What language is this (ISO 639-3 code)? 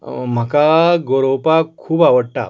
kok